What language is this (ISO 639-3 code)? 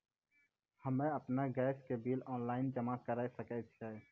mai